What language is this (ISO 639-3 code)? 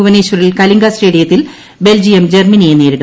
mal